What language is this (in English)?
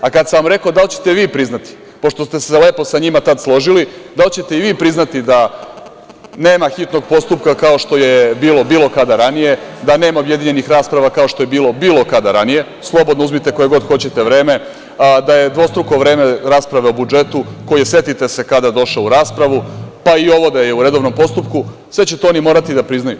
Serbian